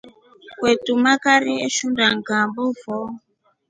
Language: Rombo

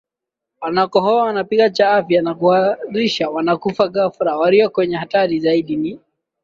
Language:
Swahili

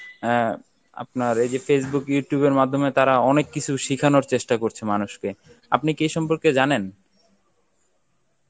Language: Bangla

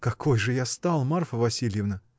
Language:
Russian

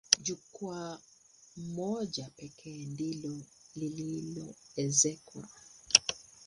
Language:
Swahili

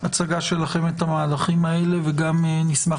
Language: Hebrew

